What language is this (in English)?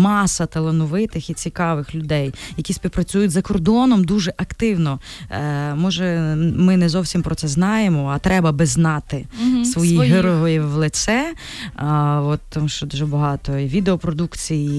Ukrainian